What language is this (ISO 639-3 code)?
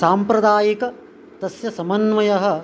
san